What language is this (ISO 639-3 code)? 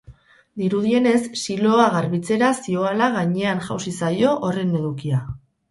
eus